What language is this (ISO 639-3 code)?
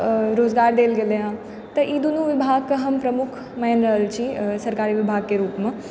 mai